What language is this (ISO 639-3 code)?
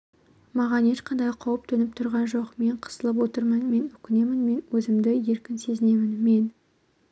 kaz